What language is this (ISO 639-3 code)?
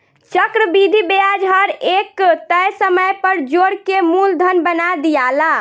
bho